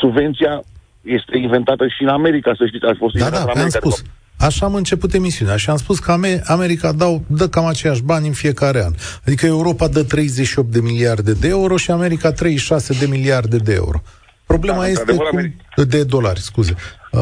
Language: Romanian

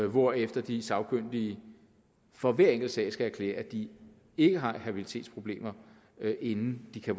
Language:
Danish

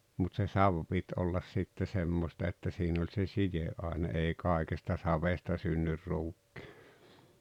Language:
Finnish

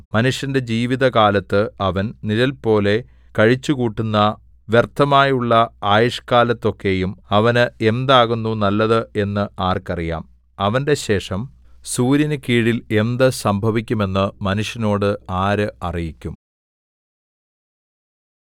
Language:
Malayalam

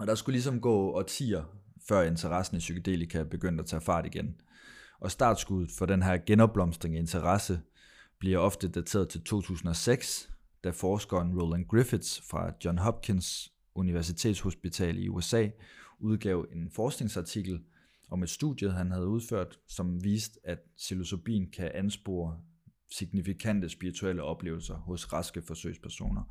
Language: Danish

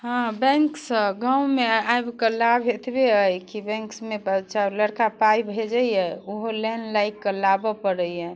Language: Maithili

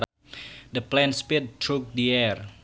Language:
Sundanese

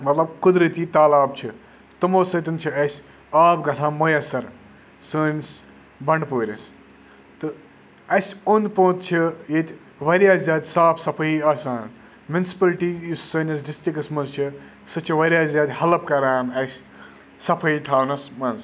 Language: Kashmiri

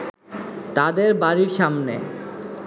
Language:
Bangla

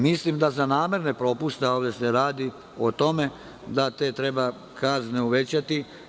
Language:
Serbian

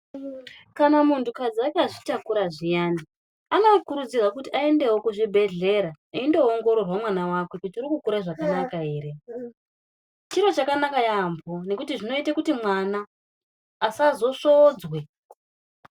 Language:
Ndau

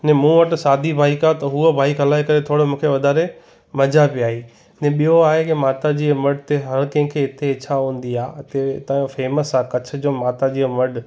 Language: Sindhi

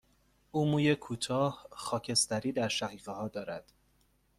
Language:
Persian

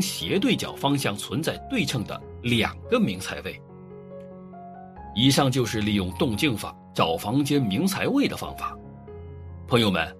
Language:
Chinese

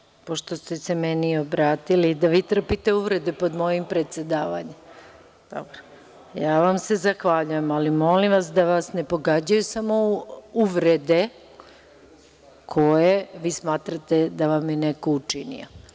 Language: Serbian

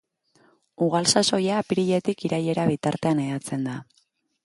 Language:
Basque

